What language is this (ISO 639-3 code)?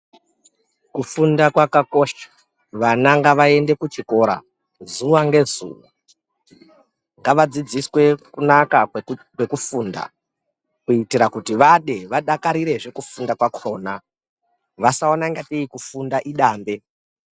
ndc